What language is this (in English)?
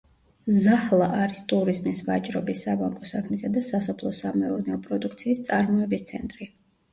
Georgian